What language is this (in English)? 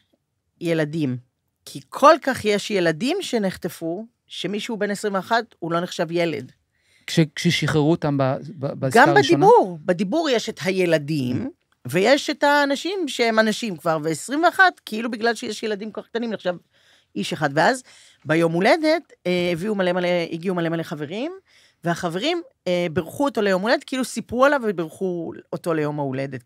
Hebrew